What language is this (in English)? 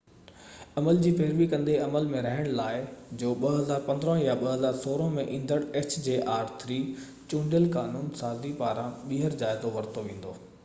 Sindhi